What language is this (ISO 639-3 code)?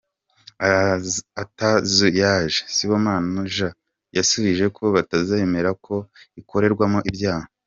kin